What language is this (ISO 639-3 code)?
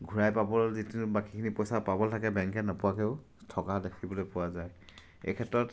asm